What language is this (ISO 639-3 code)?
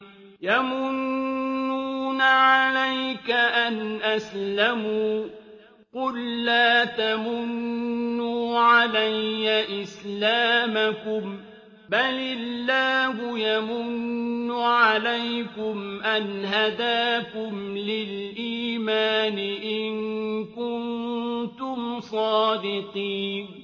ara